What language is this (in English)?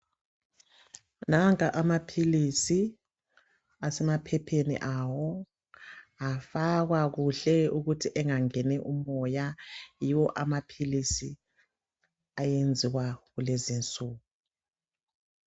North Ndebele